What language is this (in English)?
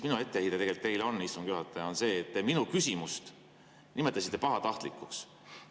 Estonian